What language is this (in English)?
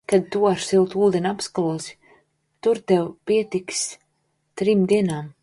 Latvian